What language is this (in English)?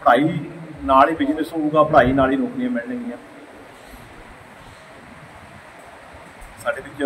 Punjabi